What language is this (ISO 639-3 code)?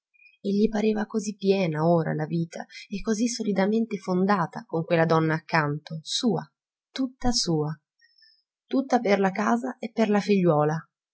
ita